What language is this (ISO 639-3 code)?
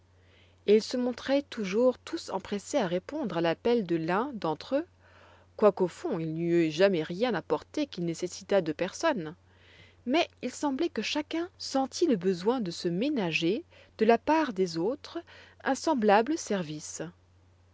fra